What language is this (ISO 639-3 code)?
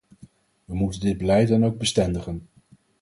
nld